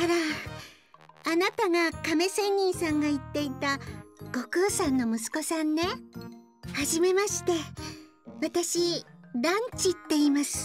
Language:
Japanese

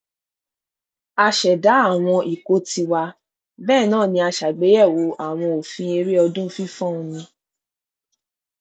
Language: Yoruba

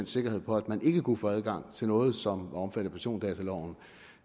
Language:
Danish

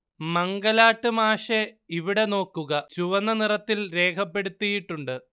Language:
Malayalam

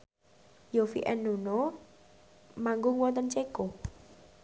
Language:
Javanese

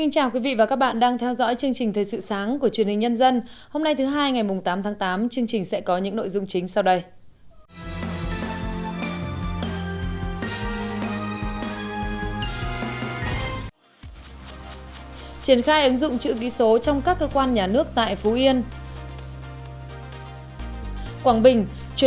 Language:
Vietnamese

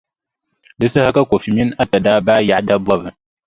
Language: Dagbani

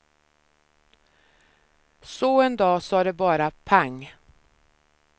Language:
Swedish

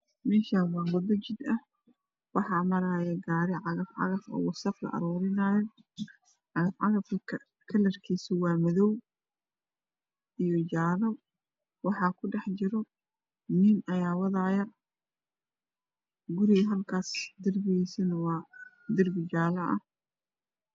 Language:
Somali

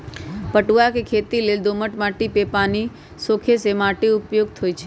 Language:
Magahi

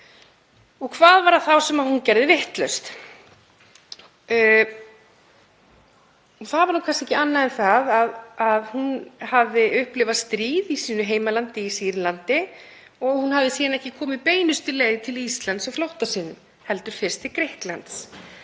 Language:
Icelandic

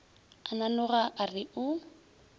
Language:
Northern Sotho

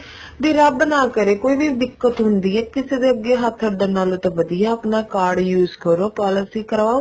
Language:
Punjabi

